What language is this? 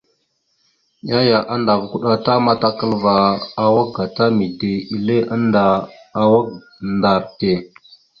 Mada (Cameroon)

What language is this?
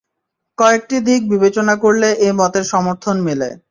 Bangla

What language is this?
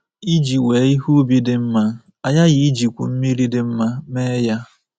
Igbo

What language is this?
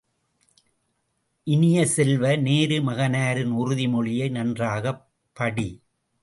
Tamil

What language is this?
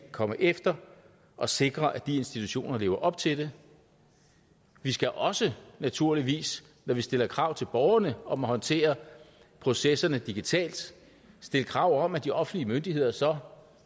Danish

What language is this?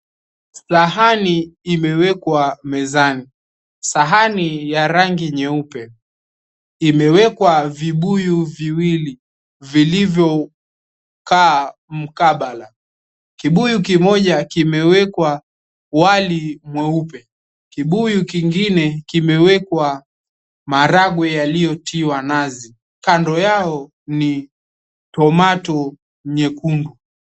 Swahili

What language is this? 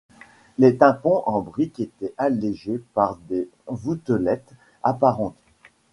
French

